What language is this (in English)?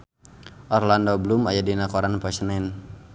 Sundanese